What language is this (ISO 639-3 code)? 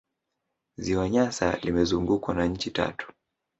swa